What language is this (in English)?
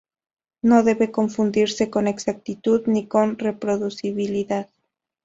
Spanish